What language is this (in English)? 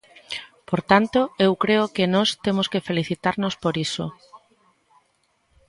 Galician